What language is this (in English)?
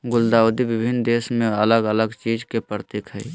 Magahi